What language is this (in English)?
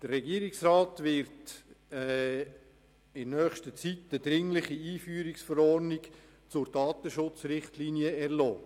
Swiss German